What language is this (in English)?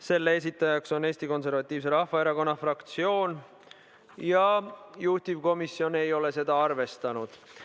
Estonian